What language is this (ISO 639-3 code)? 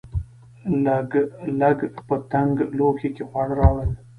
pus